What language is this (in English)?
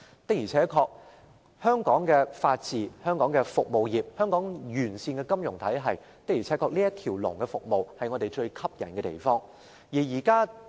Cantonese